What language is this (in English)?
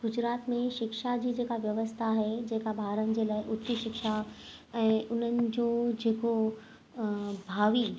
Sindhi